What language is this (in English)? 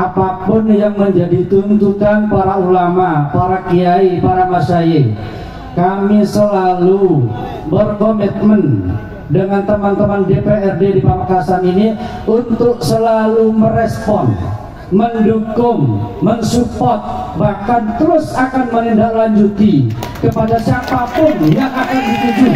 Indonesian